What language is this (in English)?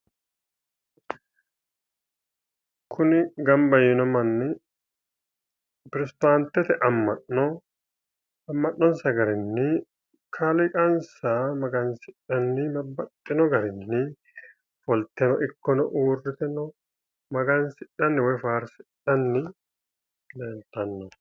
Sidamo